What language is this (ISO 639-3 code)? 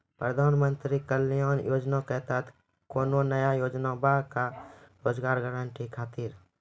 mai